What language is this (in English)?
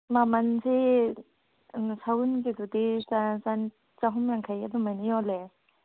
Manipuri